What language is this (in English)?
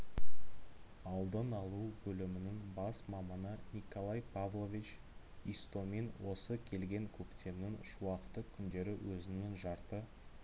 Kazakh